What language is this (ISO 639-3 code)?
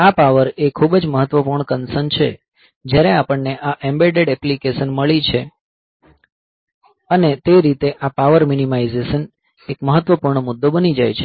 guj